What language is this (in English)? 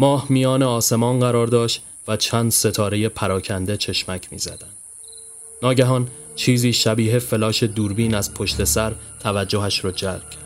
Persian